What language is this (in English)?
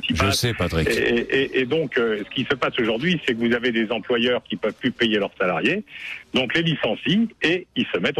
French